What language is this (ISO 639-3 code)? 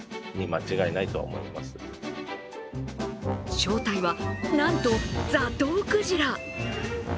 jpn